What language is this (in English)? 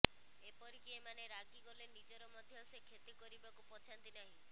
Odia